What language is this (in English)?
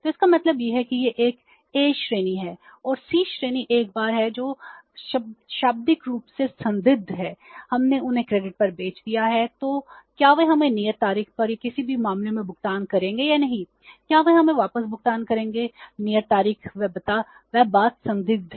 Hindi